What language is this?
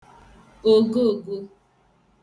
Igbo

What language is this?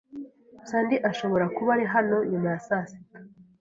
Kinyarwanda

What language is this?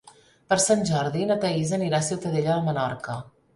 Catalan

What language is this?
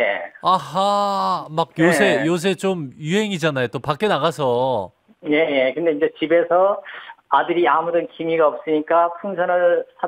Korean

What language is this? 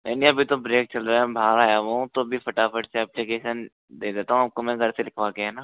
Hindi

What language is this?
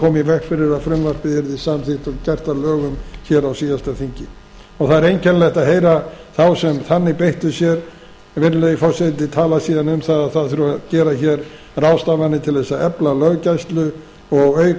Icelandic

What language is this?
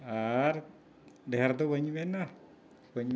Santali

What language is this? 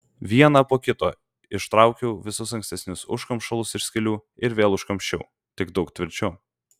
Lithuanian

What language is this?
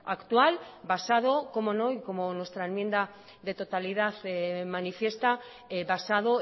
Spanish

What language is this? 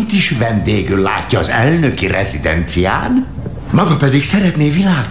Hungarian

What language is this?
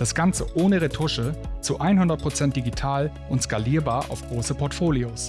German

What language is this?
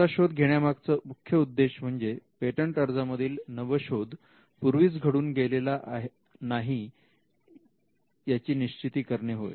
Marathi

